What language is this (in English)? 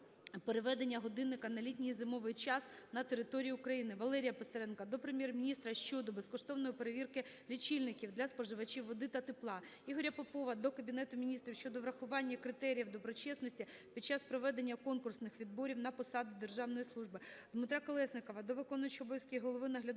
Ukrainian